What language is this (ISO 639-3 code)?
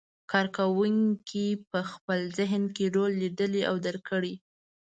pus